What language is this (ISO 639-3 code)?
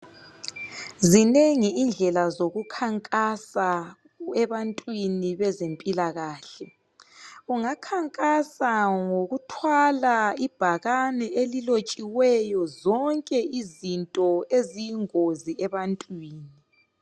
nde